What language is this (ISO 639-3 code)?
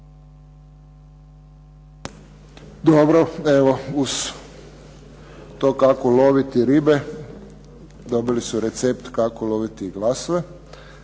hrv